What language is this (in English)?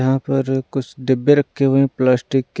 Hindi